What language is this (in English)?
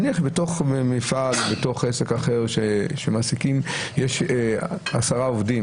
Hebrew